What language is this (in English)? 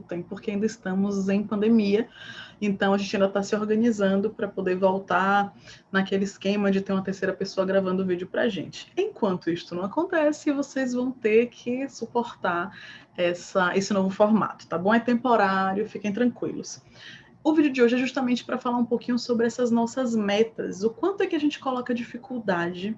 Portuguese